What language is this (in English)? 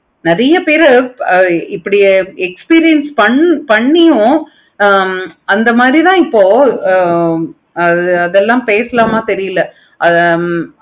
Tamil